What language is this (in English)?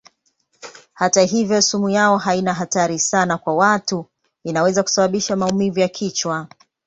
Swahili